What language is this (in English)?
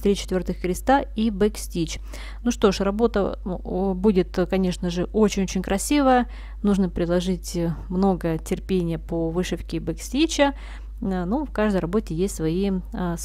Russian